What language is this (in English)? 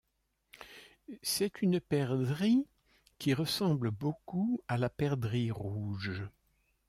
French